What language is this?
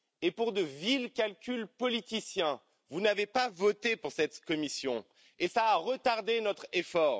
French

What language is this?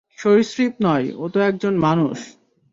Bangla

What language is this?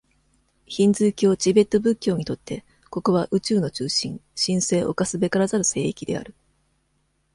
Japanese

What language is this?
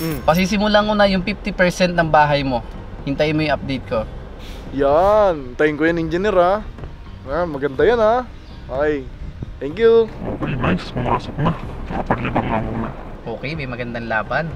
Filipino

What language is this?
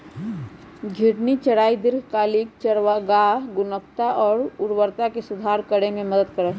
Magahi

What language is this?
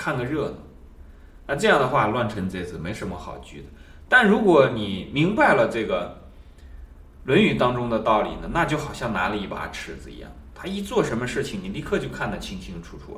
Chinese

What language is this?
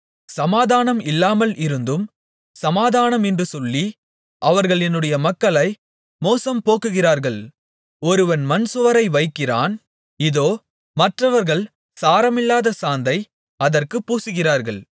Tamil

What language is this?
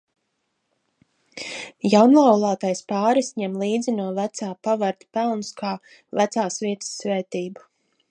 Latvian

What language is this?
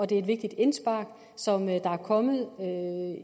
Danish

